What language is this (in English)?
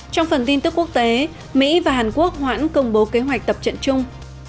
Vietnamese